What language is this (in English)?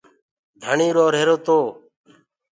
Gurgula